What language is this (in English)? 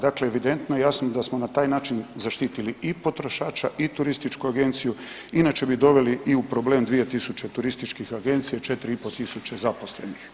Croatian